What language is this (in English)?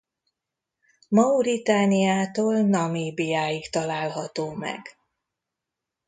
Hungarian